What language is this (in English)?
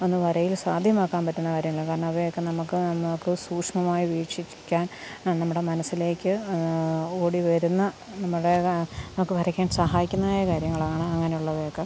Malayalam